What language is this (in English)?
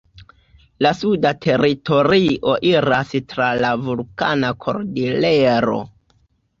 Esperanto